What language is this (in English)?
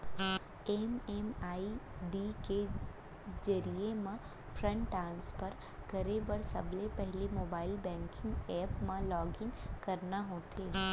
Chhattisgarhi